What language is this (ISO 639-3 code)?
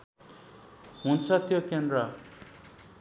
nep